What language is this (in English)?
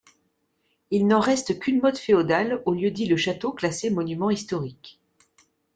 French